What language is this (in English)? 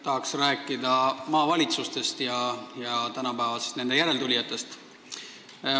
Estonian